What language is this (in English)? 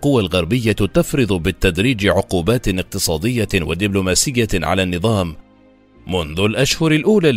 Arabic